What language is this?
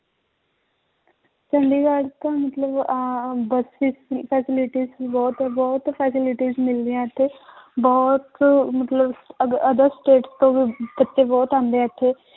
Punjabi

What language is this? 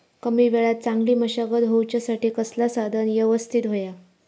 Marathi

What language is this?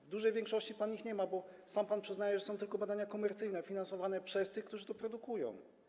Polish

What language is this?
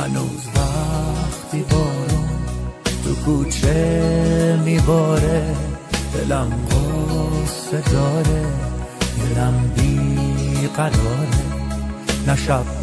Persian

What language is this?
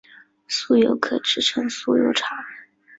Chinese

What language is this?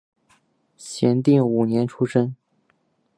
Chinese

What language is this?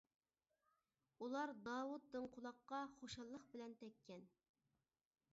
Uyghur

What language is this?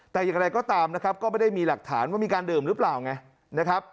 Thai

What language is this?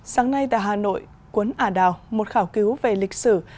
Vietnamese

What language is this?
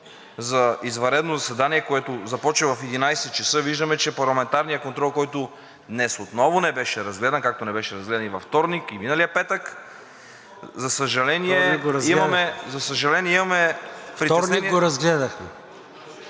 Bulgarian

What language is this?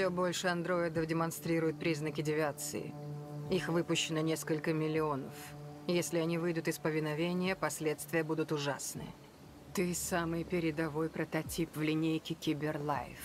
Russian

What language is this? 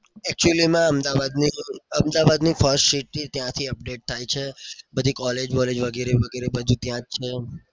Gujarati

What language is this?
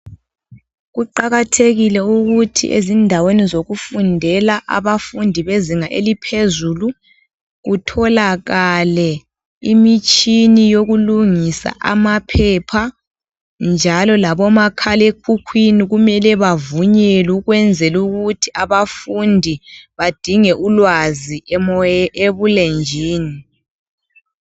North Ndebele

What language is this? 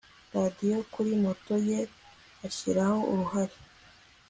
Kinyarwanda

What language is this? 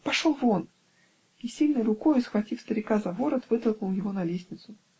Russian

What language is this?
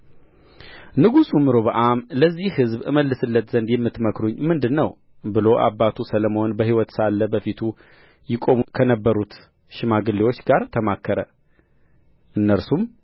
Amharic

